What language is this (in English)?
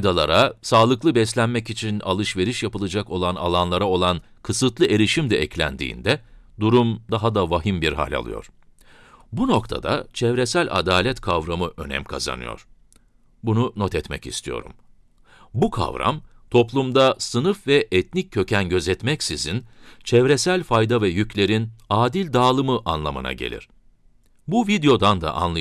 Turkish